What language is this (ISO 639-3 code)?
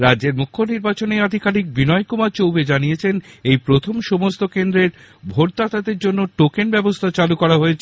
ben